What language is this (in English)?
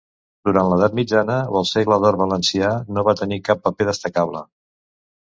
Catalan